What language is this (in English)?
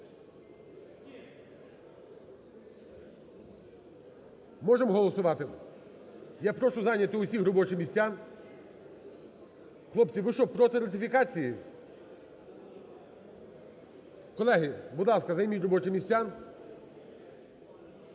Ukrainian